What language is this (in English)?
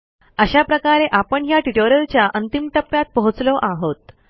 Marathi